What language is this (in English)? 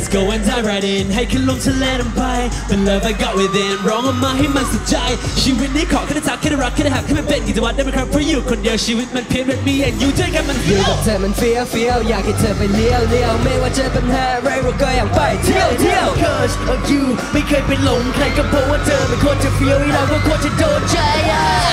Thai